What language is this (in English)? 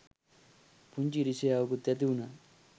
Sinhala